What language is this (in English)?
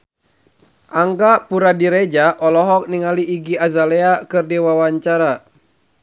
Sundanese